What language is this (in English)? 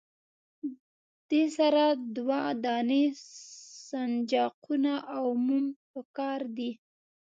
Pashto